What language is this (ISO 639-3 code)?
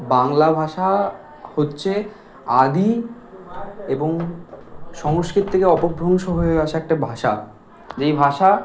ben